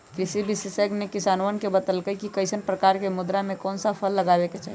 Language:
Magahi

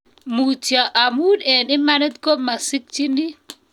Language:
Kalenjin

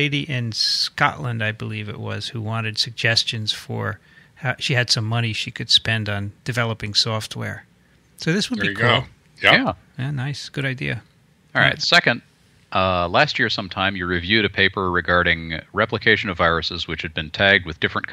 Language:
English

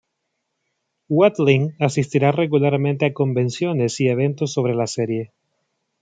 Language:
Spanish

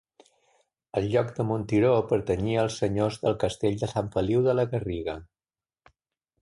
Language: Catalan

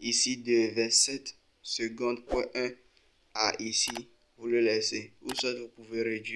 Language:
French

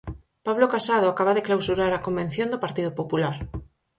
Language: Galician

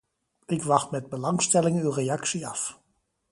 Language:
Dutch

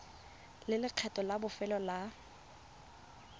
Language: Tswana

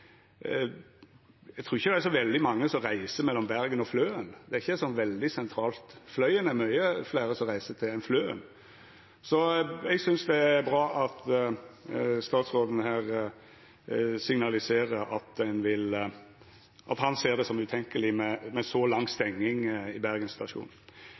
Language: Norwegian Nynorsk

